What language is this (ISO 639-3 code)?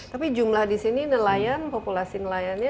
ind